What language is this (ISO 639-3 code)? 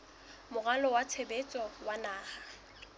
sot